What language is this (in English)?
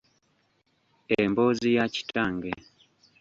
Ganda